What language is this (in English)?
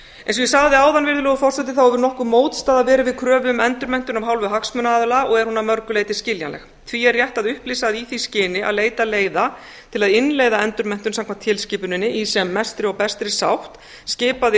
Icelandic